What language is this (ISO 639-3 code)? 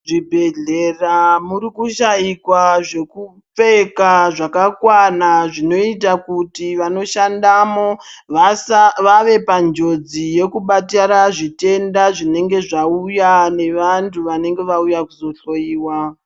ndc